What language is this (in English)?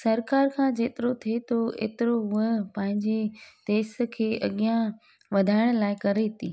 Sindhi